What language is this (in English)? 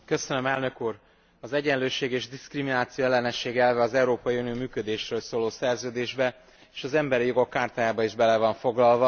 Hungarian